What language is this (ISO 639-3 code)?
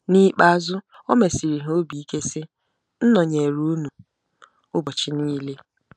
ibo